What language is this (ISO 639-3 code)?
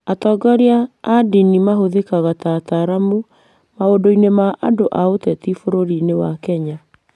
kik